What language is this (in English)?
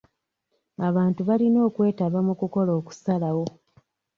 Ganda